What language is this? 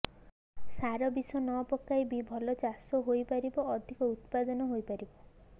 Odia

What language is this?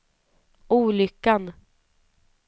Swedish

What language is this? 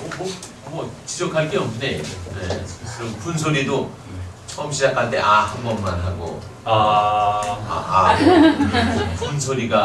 Korean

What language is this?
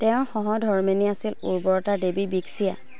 Assamese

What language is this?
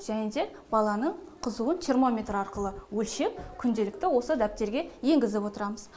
Kazakh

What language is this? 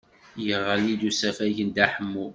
Kabyle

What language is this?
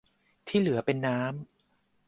Thai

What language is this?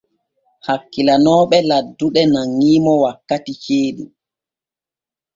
Borgu Fulfulde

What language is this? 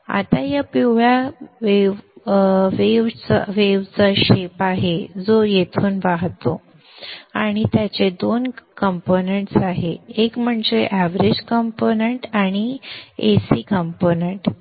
Marathi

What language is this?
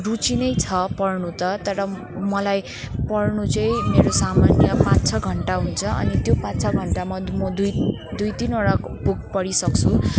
Nepali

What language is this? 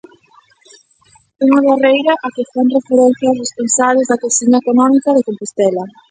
Galician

